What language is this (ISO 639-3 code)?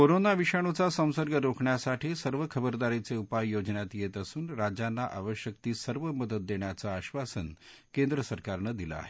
mar